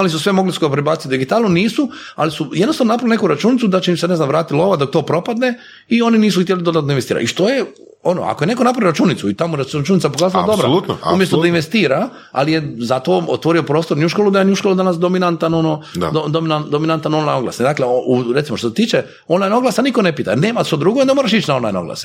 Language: Croatian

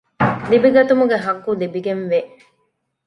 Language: Divehi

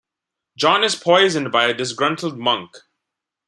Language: English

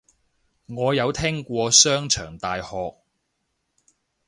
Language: Cantonese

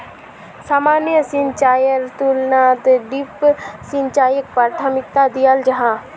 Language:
Magahi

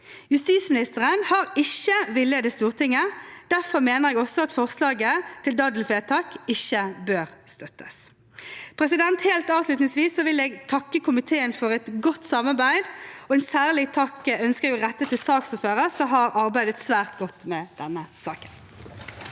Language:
Norwegian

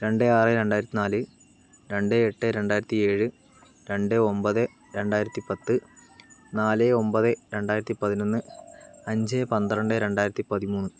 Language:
Malayalam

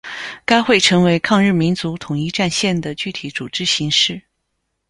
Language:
Chinese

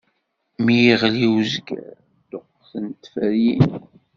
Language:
Kabyle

